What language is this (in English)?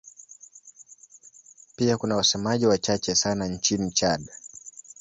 Swahili